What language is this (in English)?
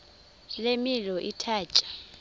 Xhosa